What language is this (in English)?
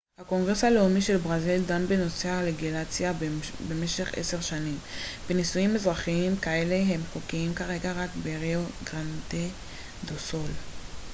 Hebrew